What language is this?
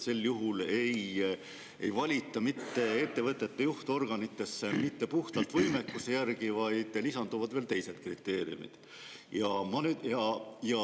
Estonian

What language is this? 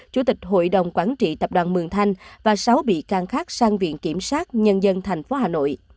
Vietnamese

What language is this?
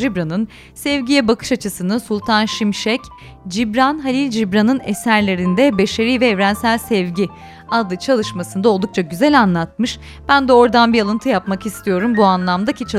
Turkish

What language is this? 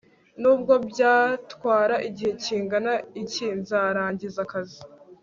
Kinyarwanda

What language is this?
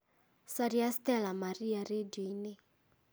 Kikuyu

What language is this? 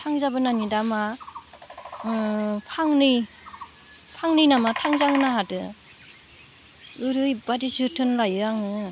Bodo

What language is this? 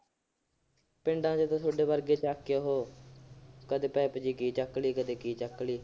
Punjabi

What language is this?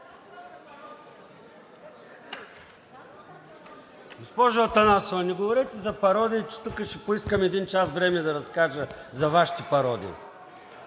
Bulgarian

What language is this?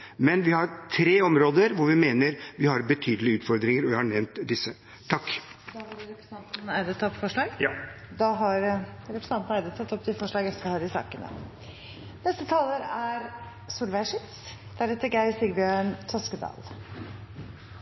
Norwegian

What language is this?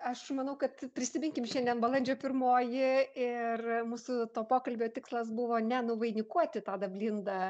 Lithuanian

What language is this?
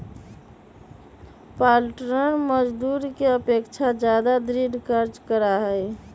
Magahi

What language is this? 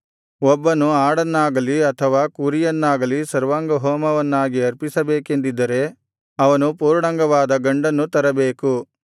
Kannada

